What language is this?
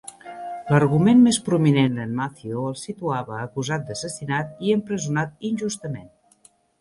Catalan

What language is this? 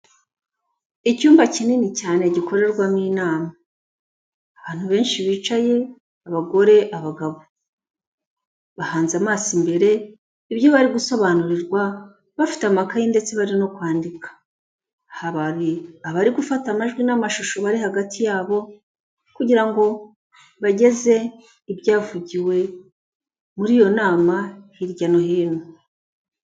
Kinyarwanda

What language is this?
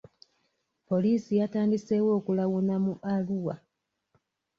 Ganda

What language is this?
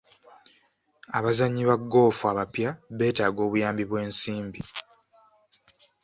Ganda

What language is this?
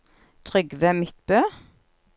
Norwegian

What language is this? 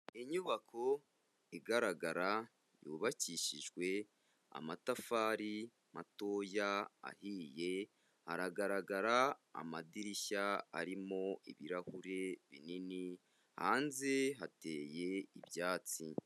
Kinyarwanda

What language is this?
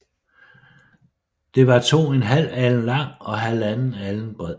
Danish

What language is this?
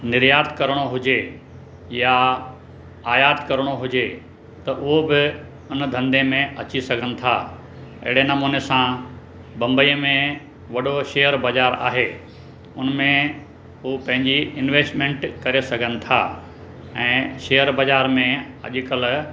Sindhi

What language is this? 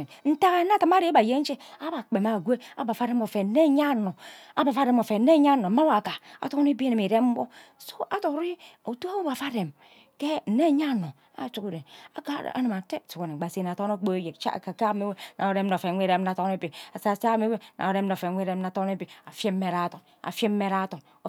Ubaghara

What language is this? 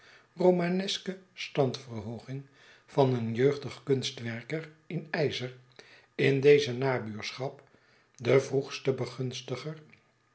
Dutch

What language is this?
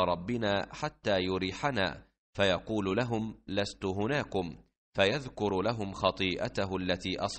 Arabic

